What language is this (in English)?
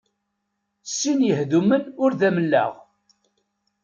Kabyle